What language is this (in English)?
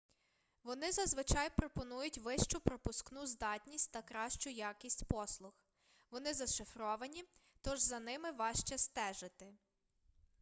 Ukrainian